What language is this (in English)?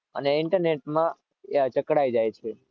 Gujarati